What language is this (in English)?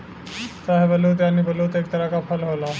Bhojpuri